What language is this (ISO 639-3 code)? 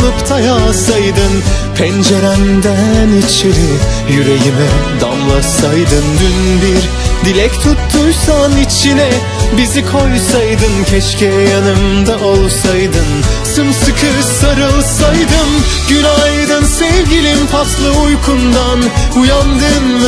tur